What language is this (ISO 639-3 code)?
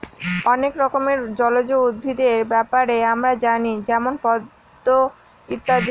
ben